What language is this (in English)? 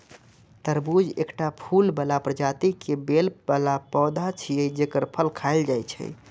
Maithili